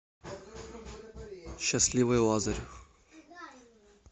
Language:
Russian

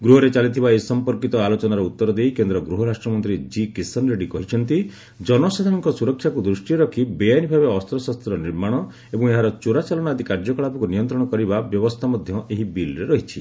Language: Odia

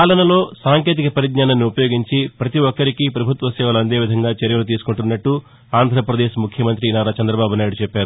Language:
Telugu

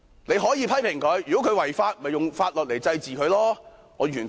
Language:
Cantonese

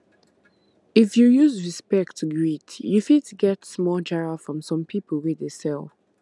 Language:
Nigerian Pidgin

